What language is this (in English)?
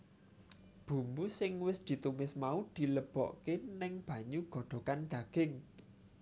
Javanese